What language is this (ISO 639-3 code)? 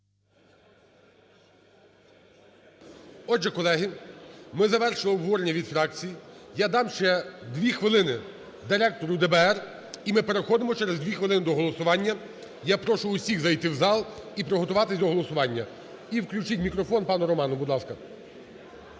ukr